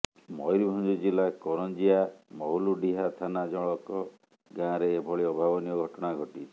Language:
Odia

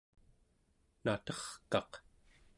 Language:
Central Yupik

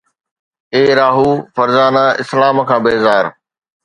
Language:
Sindhi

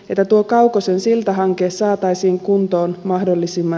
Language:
Finnish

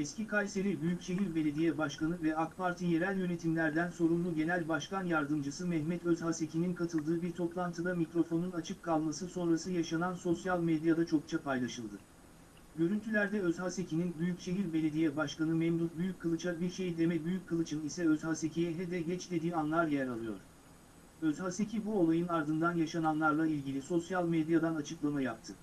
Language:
Turkish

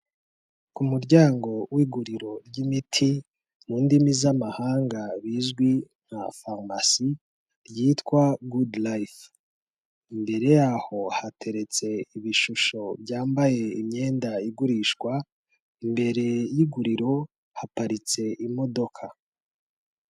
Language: Kinyarwanda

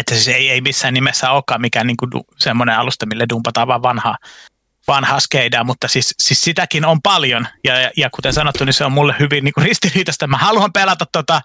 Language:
Finnish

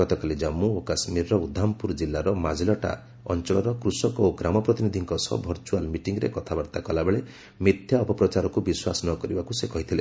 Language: Odia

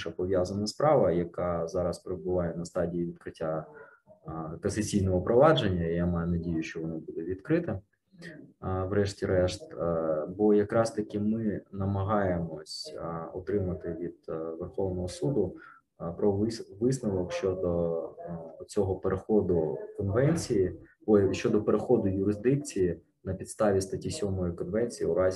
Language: Ukrainian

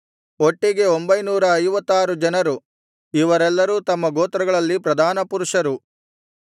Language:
Kannada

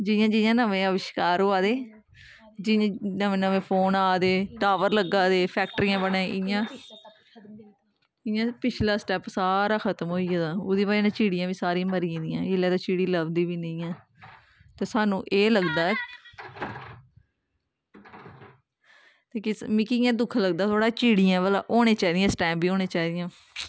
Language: Dogri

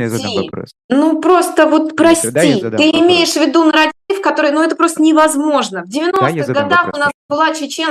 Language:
Russian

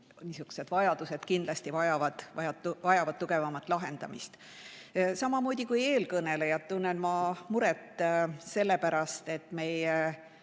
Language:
Estonian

